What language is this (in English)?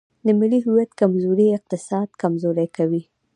Pashto